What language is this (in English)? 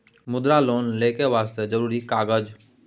Maithili